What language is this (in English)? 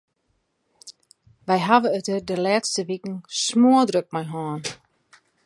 Western Frisian